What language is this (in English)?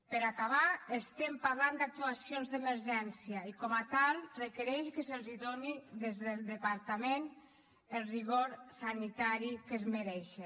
Catalan